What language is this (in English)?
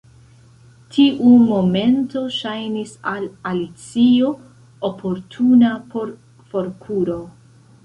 Esperanto